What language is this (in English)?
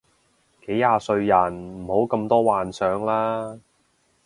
Cantonese